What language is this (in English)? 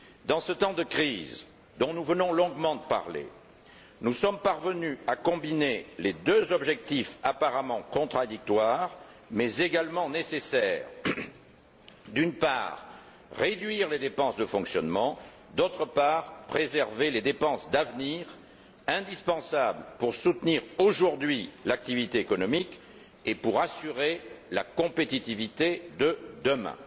French